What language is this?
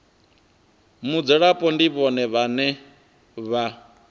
Venda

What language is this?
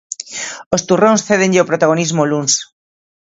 Galician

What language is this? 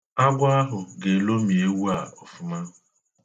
Igbo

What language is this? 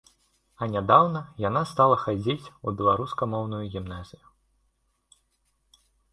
Belarusian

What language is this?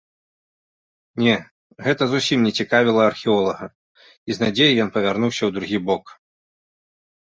Belarusian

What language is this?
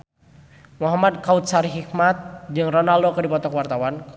Sundanese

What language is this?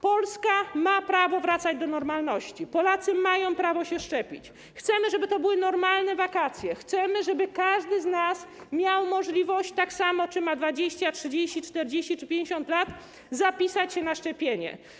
Polish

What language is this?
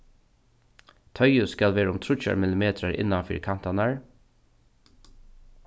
Faroese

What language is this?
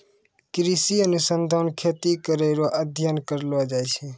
Maithili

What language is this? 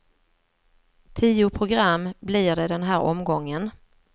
Swedish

